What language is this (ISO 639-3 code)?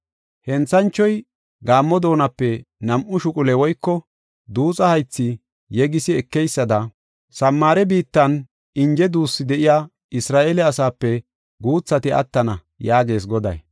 gof